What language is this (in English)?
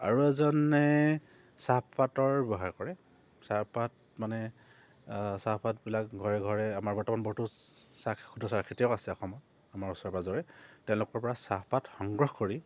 Assamese